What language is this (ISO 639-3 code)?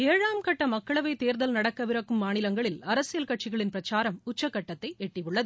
tam